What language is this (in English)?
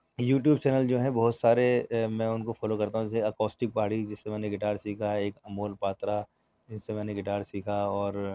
Urdu